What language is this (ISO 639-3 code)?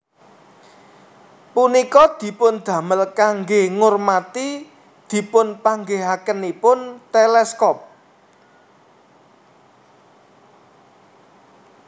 jav